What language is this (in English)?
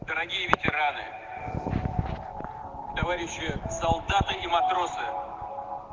Russian